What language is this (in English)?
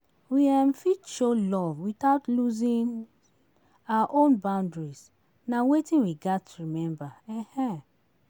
Nigerian Pidgin